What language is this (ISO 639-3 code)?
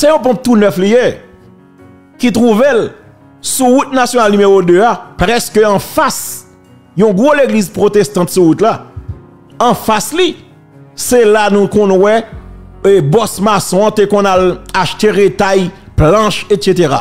fra